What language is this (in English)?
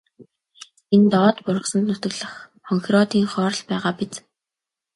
Mongolian